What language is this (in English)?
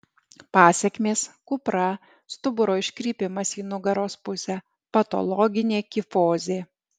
Lithuanian